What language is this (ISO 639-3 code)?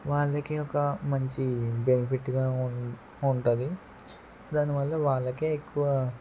tel